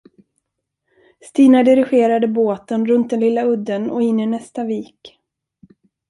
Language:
Swedish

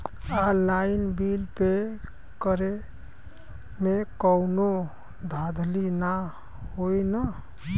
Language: Bhojpuri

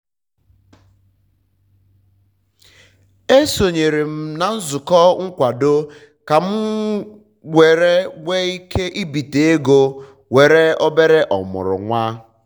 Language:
Igbo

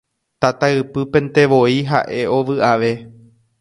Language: Guarani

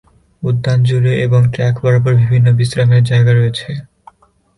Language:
Bangla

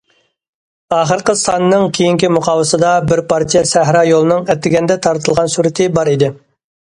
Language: Uyghur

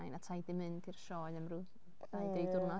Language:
Welsh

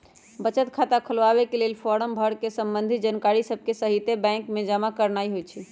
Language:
Magahi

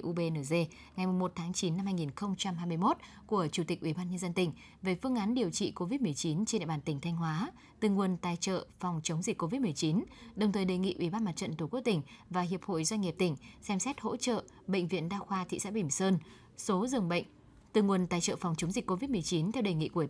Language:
Vietnamese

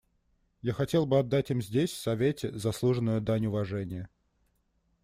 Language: Russian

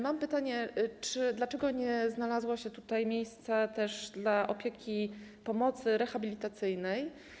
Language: Polish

